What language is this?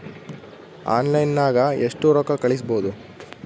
Kannada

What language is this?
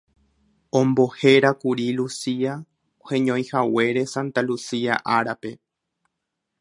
Guarani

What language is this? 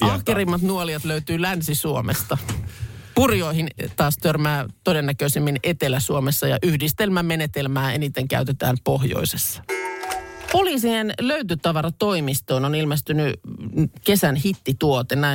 Finnish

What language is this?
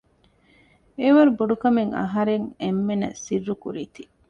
Divehi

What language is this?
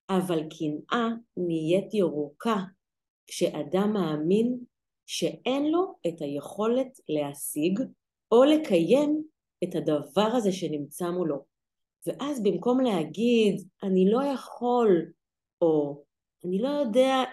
Hebrew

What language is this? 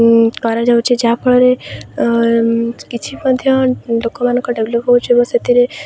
Odia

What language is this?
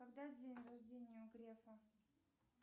Russian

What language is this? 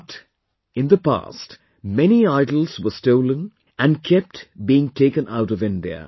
English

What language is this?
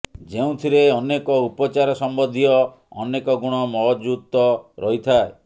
Odia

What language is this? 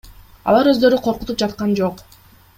Kyrgyz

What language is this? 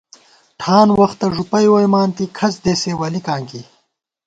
Gawar-Bati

